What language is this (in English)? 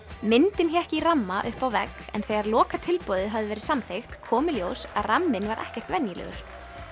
Icelandic